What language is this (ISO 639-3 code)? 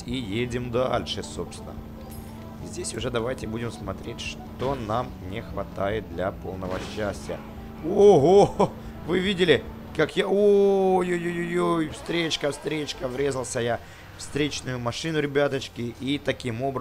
rus